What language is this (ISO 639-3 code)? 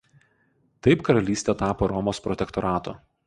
lit